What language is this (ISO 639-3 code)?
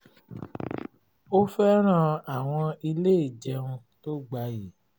yor